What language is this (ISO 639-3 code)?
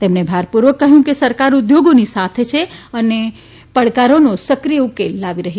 guj